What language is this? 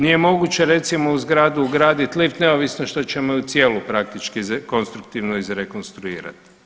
Croatian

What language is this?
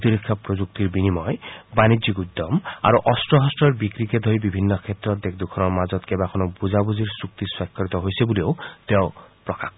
Assamese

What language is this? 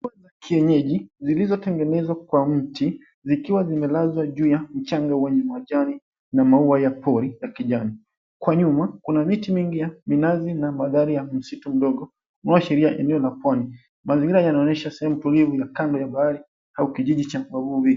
Swahili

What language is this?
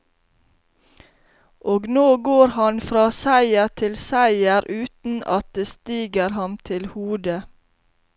Norwegian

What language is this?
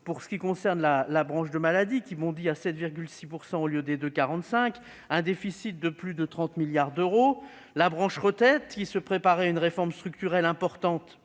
French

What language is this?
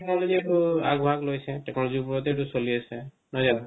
Assamese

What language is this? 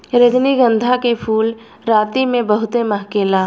Bhojpuri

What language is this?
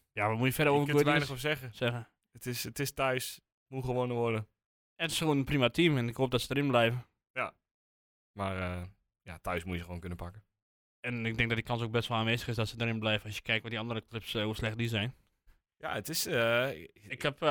Dutch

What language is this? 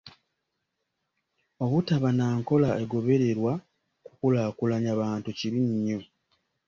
Ganda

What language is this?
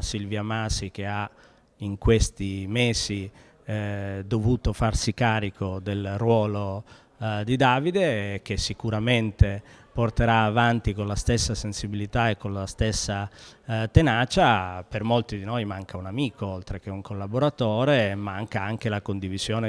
Italian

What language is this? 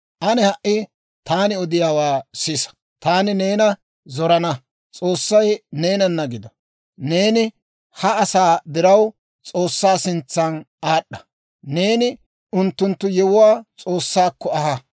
Dawro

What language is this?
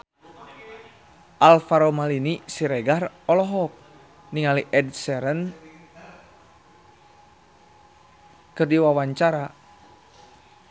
Sundanese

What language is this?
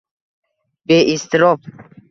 Uzbek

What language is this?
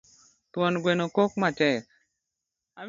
Luo (Kenya and Tanzania)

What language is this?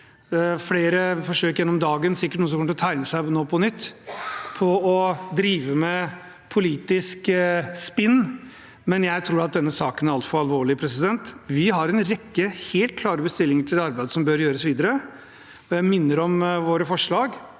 Norwegian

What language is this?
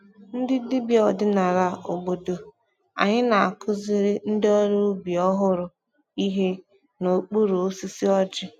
Igbo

